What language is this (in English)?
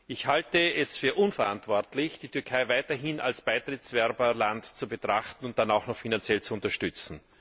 German